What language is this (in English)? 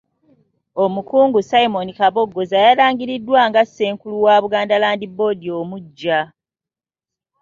Ganda